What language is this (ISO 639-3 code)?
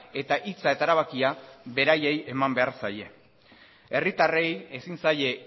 eus